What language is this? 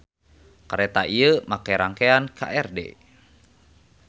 Sundanese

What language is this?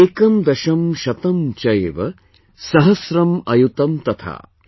English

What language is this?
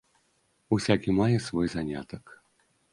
Belarusian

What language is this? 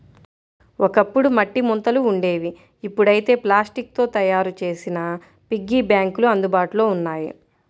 Telugu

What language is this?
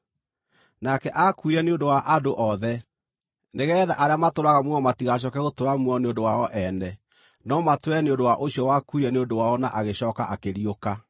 Kikuyu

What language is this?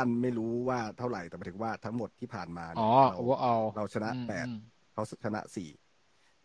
Thai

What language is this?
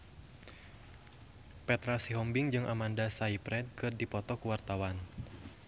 Sundanese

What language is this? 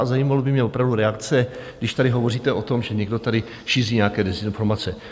Czech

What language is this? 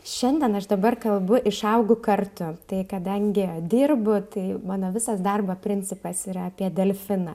Lithuanian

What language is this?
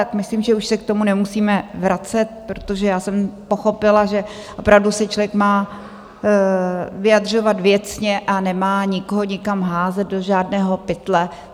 Czech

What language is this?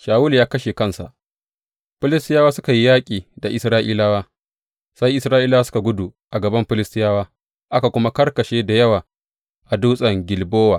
Hausa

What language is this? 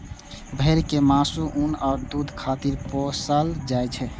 Maithili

